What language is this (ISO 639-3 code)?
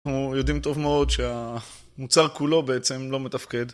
heb